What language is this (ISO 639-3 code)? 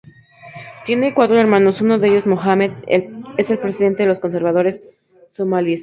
spa